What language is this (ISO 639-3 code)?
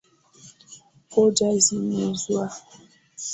swa